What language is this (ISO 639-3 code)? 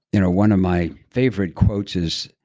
eng